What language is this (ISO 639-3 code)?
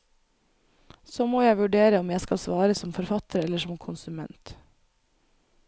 nor